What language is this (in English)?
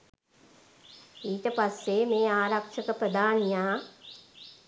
Sinhala